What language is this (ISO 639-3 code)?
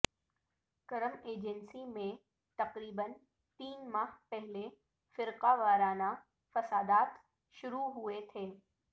urd